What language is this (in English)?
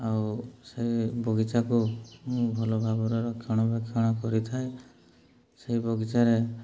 Odia